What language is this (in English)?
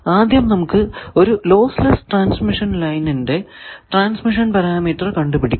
Malayalam